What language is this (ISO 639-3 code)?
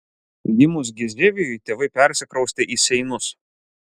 lit